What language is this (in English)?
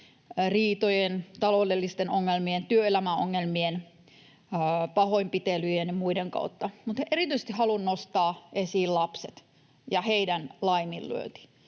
Finnish